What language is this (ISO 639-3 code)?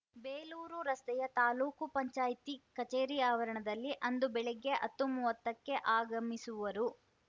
kan